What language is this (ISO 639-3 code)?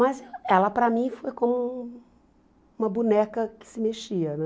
por